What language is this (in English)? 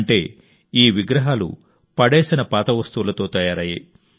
Telugu